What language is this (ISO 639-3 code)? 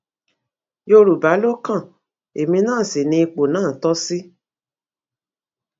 yor